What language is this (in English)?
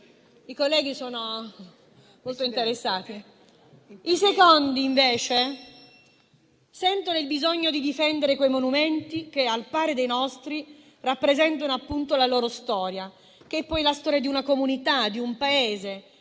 Italian